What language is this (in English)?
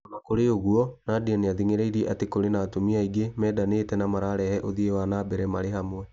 Kikuyu